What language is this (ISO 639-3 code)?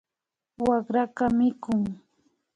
qvi